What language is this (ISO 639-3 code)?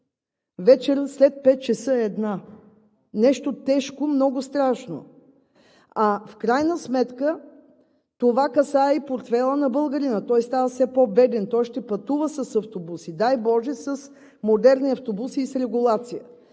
bul